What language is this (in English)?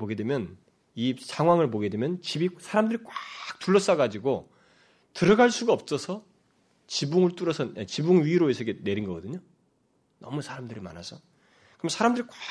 Korean